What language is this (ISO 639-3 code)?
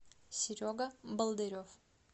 rus